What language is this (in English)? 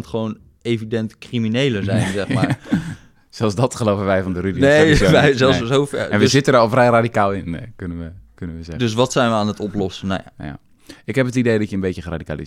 Dutch